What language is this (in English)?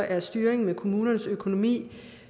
Danish